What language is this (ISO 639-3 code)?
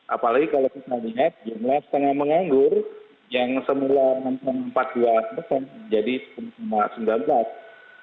ind